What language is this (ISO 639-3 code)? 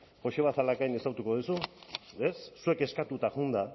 eus